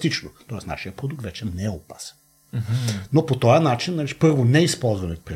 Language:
Bulgarian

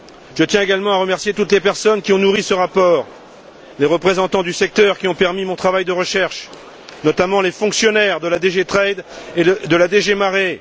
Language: French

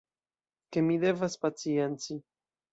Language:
Esperanto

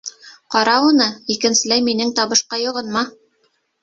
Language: Bashkir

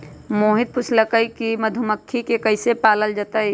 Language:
Magahi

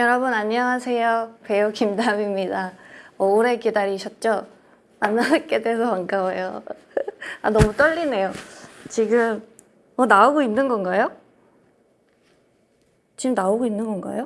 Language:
Korean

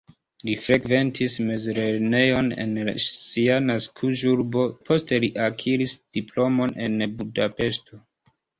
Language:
Esperanto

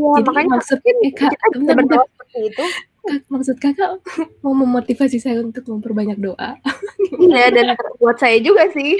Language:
Indonesian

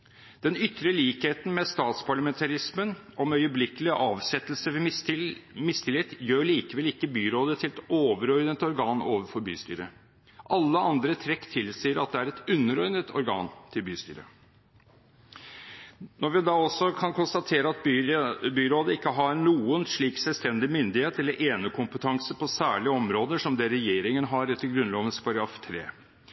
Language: Norwegian Bokmål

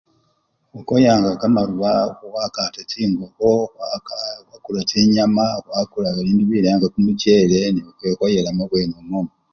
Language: Luyia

